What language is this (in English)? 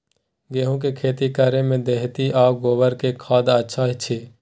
Maithili